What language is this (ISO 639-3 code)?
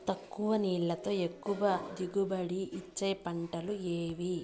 tel